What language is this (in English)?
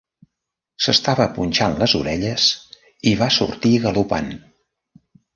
Catalan